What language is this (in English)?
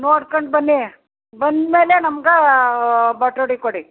Kannada